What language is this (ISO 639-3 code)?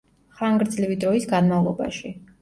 kat